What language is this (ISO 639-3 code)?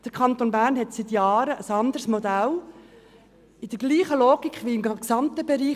gsw